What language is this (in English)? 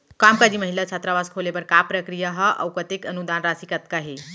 Chhattisgarhi